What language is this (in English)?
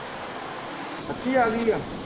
Punjabi